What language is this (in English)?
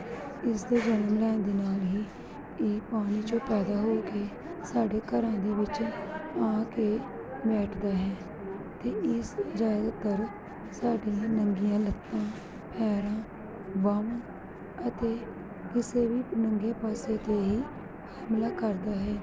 Punjabi